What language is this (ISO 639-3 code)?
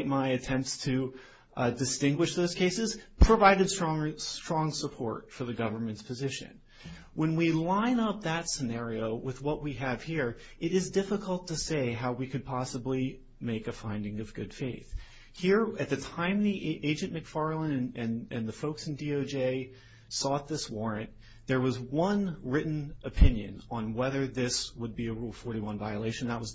eng